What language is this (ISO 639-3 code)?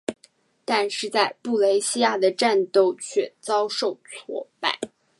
zho